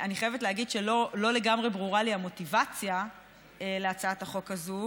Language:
Hebrew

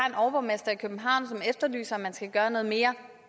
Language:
Danish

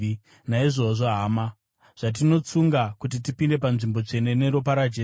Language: Shona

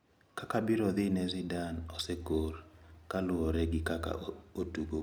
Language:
Luo (Kenya and Tanzania)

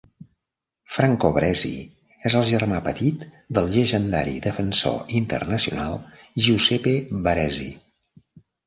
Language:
Catalan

